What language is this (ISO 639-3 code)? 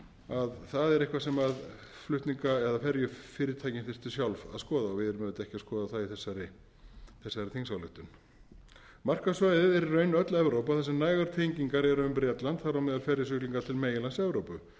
isl